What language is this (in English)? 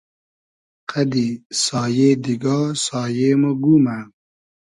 Hazaragi